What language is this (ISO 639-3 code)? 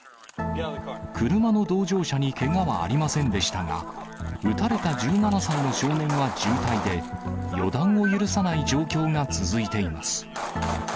jpn